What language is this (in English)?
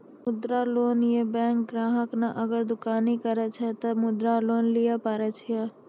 Maithili